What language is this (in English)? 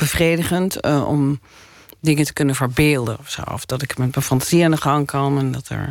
Dutch